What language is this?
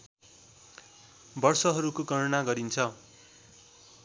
Nepali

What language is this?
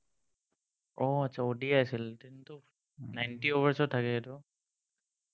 Assamese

